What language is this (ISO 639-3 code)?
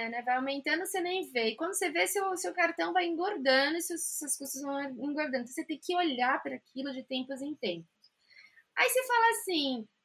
por